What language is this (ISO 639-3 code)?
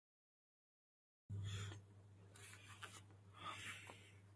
fas